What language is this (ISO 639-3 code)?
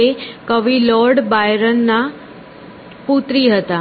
guj